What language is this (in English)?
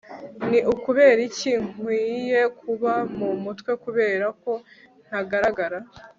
Kinyarwanda